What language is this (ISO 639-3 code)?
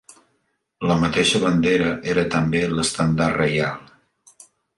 cat